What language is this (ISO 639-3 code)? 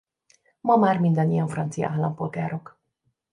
hun